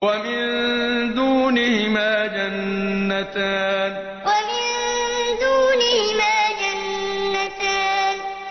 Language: Arabic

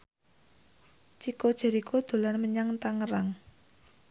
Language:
Javanese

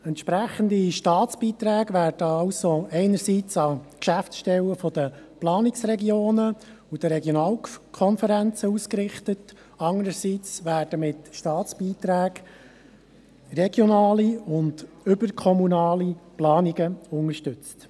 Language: Swiss German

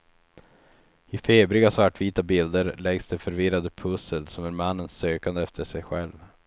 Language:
Swedish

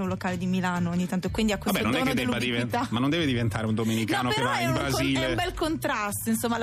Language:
Italian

